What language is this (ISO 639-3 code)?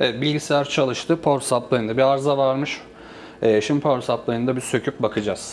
tur